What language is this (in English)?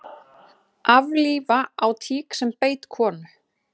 Icelandic